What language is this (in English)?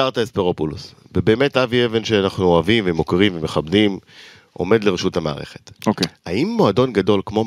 Hebrew